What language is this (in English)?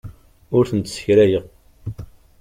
Kabyle